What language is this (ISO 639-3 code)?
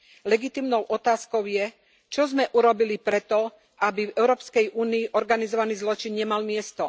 slk